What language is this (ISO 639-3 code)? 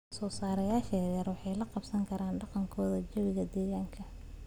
som